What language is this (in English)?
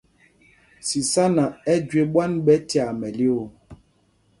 Mpumpong